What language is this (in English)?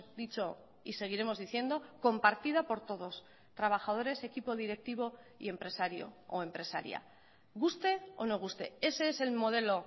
Spanish